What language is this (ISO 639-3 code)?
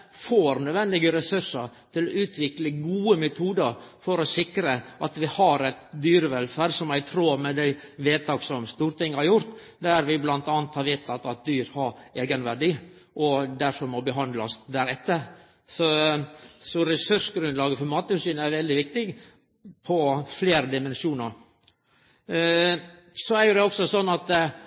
nno